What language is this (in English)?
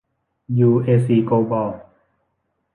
Thai